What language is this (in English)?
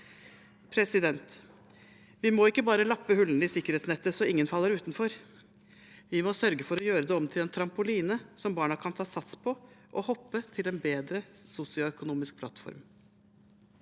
Norwegian